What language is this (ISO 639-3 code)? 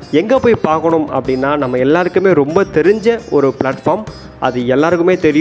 tam